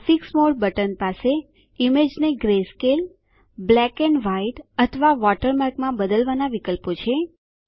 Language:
Gujarati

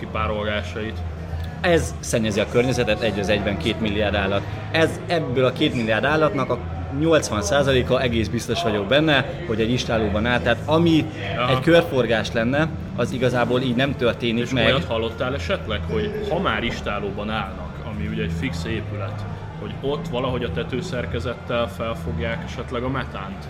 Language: Hungarian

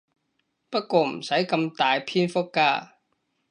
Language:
Cantonese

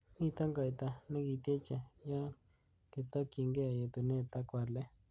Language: Kalenjin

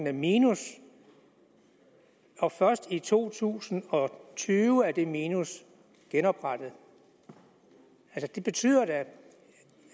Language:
Danish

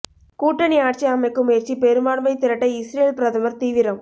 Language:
Tamil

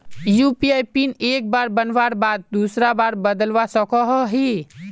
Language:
Magahi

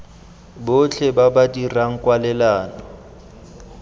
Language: Tswana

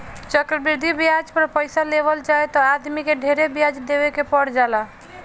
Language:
Bhojpuri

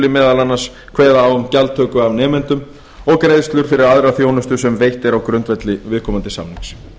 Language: Icelandic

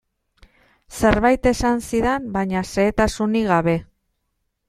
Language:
Basque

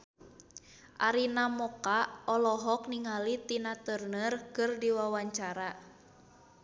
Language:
Sundanese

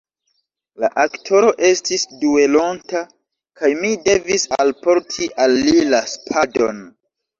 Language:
Esperanto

